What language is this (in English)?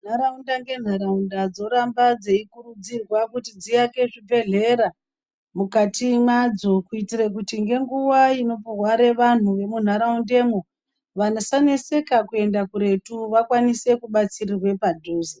Ndau